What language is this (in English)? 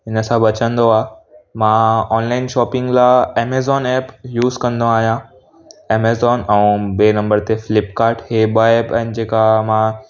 Sindhi